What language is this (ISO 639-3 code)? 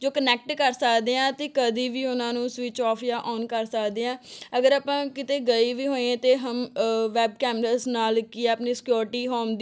pan